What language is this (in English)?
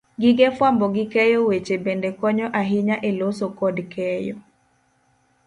Luo (Kenya and Tanzania)